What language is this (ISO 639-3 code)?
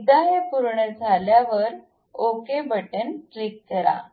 mar